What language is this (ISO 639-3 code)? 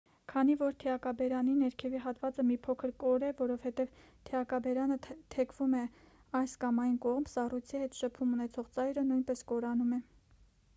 hye